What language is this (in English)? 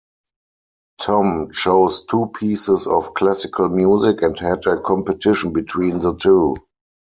English